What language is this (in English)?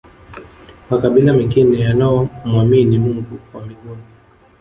Swahili